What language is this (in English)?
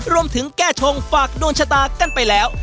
Thai